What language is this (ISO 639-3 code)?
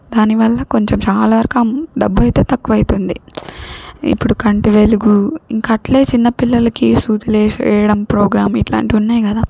tel